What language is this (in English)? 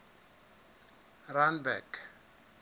Southern Sotho